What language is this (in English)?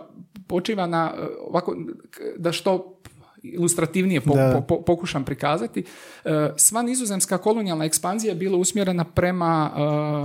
Croatian